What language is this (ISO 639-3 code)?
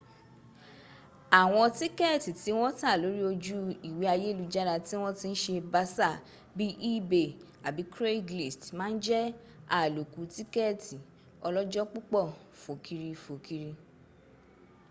yor